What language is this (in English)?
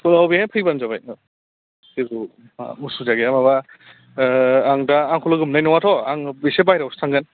Bodo